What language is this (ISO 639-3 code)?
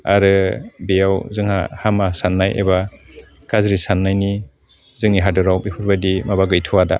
brx